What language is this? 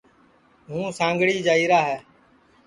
Sansi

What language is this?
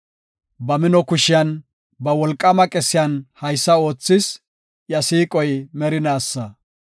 Gofa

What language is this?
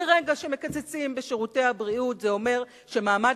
Hebrew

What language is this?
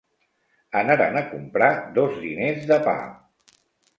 Catalan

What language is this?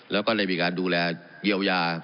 Thai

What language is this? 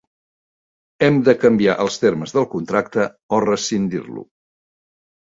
Catalan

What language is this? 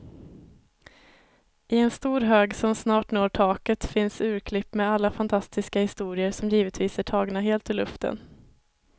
Swedish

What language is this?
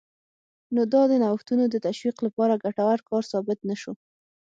Pashto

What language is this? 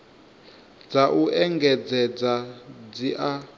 Venda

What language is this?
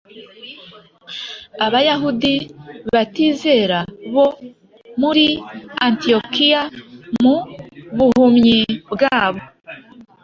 Kinyarwanda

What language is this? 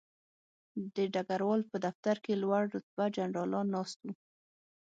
Pashto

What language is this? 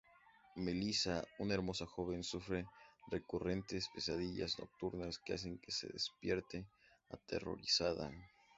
Spanish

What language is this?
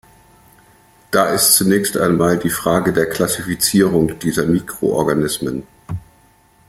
German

